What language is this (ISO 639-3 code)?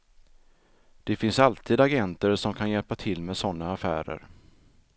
swe